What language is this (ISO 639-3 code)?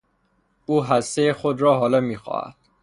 fas